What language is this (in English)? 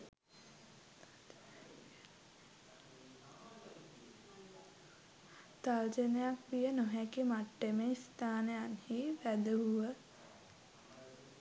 Sinhala